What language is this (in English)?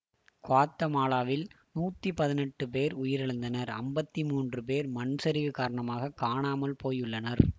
Tamil